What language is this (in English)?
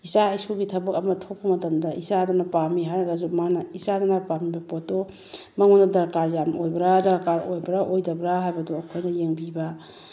Manipuri